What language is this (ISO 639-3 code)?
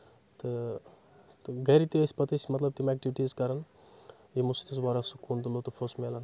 kas